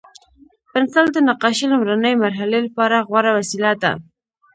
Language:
Pashto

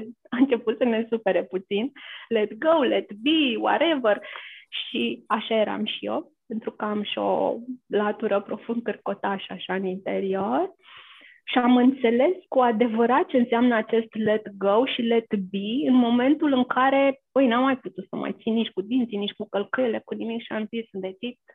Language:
Romanian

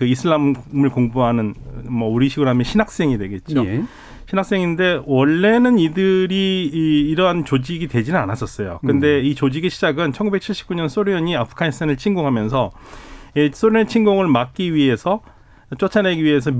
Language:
Korean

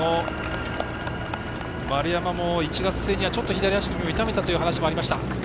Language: Japanese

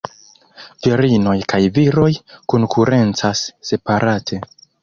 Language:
Esperanto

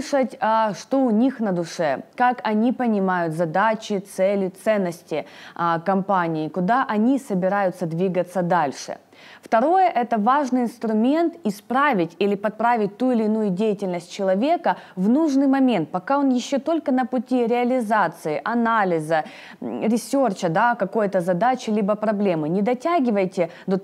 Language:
Russian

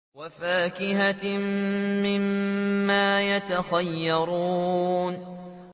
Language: Arabic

